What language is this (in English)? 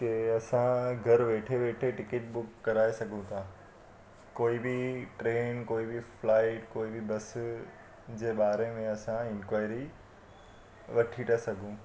Sindhi